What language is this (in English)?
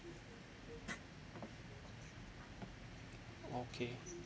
English